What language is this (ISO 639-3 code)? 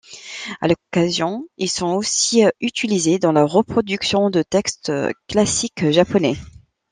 fra